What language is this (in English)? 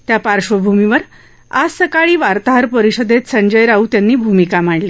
Marathi